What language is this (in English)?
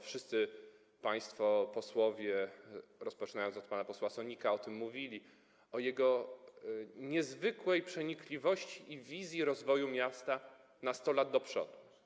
Polish